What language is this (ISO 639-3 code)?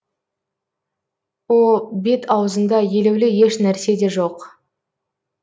kaz